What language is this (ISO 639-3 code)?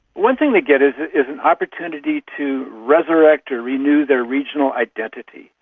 eng